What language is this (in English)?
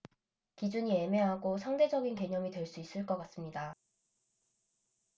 Korean